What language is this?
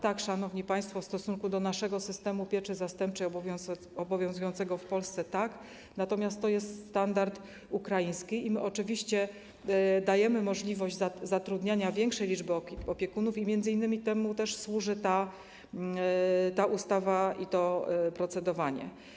Polish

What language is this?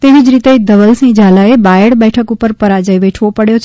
Gujarati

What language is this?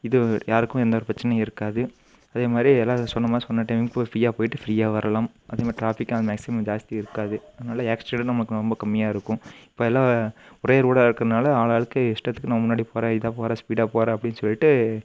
Tamil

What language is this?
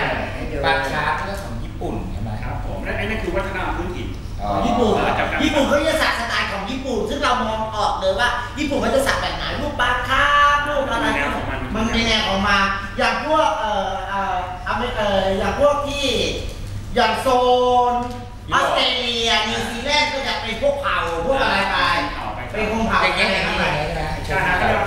Thai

